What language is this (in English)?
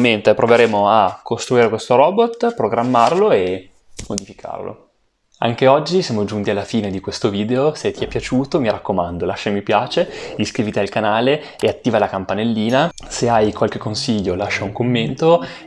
Italian